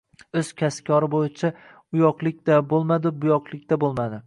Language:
Uzbek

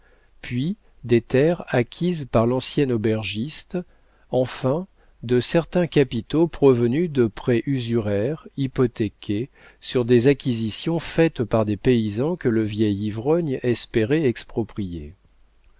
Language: French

